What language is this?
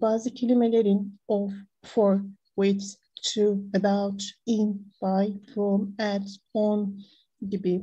Turkish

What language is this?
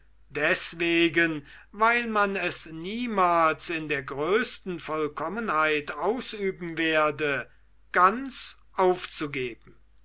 German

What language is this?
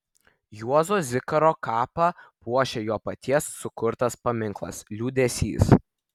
Lithuanian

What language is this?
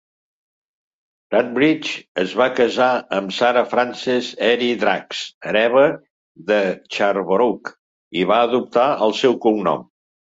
Catalan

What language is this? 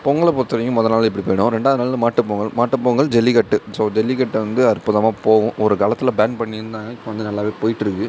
Tamil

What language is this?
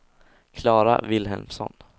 Swedish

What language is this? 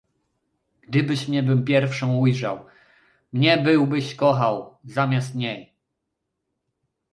Polish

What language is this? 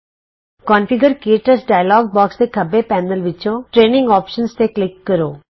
Punjabi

